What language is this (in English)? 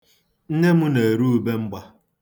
Igbo